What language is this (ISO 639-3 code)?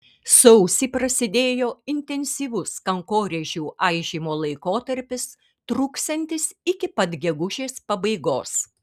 lit